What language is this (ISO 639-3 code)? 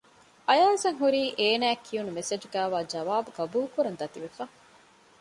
div